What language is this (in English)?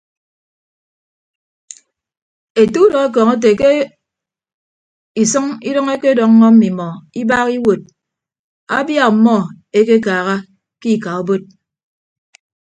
Ibibio